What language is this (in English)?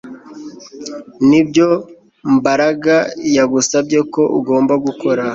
Kinyarwanda